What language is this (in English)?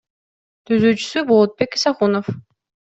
Kyrgyz